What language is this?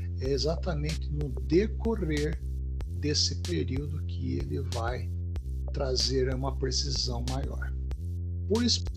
Portuguese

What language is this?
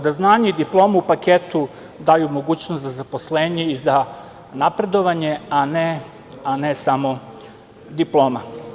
Serbian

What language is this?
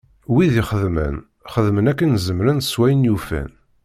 Kabyle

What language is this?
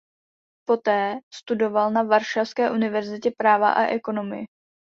Czech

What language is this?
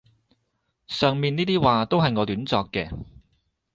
Cantonese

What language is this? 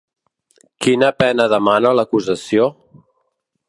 Catalan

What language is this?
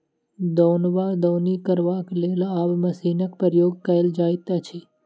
Maithili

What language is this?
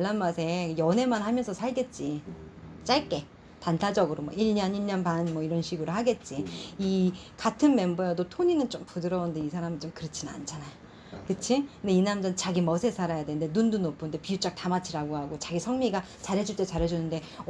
Korean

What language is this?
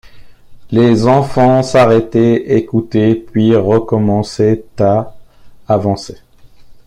French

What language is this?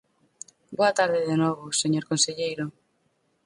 Galician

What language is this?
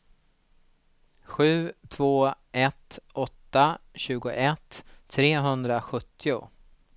Swedish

